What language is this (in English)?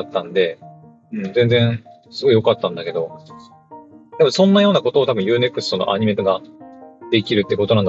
Japanese